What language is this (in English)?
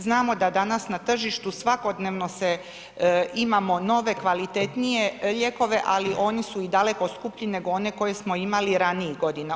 Croatian